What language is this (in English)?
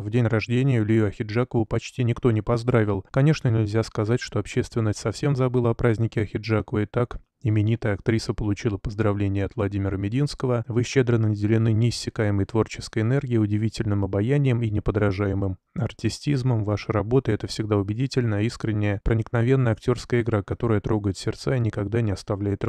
Russian